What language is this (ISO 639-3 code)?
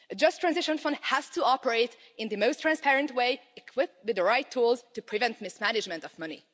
eng